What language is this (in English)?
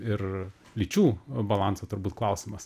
Lithuanian